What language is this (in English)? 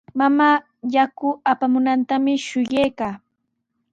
Sihuas Ancash Quechua